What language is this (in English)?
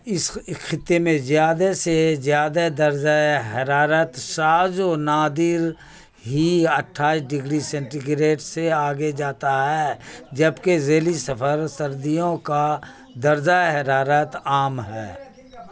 Urdu